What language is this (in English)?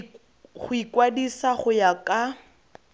Tswana